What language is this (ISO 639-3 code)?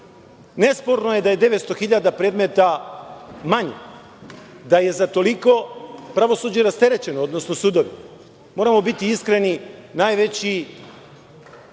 srp